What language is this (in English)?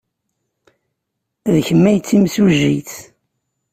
Kabyle